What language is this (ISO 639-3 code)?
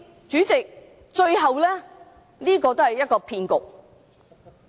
yue